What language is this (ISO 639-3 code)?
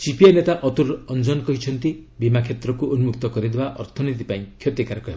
ori